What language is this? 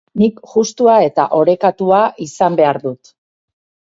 Basque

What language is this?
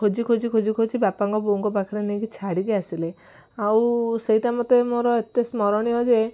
Odia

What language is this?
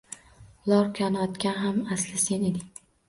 Uzbek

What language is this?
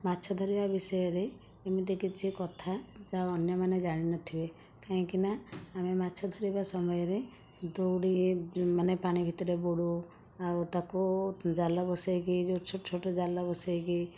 Odia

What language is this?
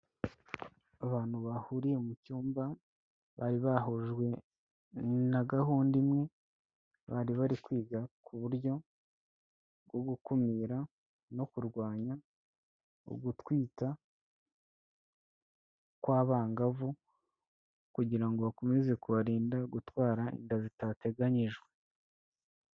Kinyarwanda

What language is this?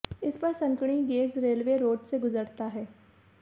Hindi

